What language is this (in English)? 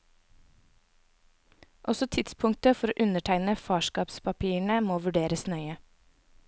Norwegian